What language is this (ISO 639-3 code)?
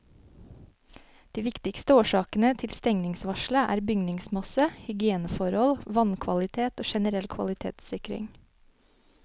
nor